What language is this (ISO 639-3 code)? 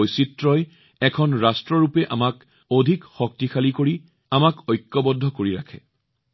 asm